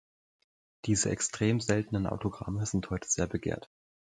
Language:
German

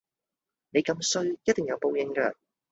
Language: Cantonese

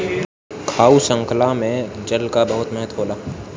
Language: Bhojpuri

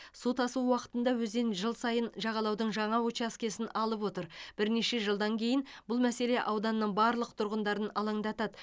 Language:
Kazakh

